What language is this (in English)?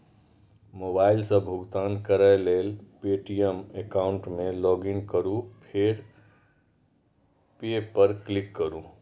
Maithili